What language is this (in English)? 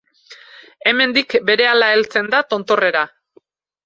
Basque